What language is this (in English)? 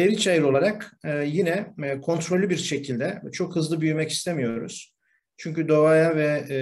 Turkish